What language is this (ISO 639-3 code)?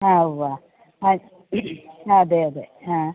mal